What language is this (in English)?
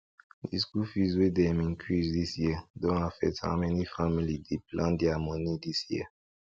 Nigerian Pidgin